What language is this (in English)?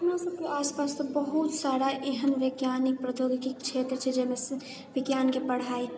Maithili